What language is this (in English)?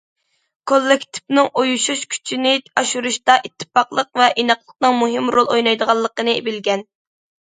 Uyghur